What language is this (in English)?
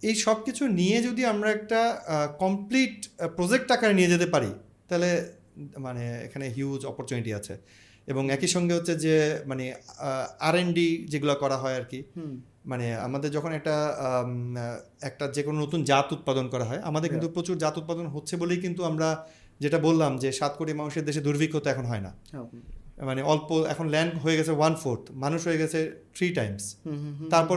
Bangla